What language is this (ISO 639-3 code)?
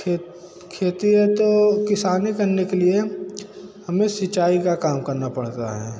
hin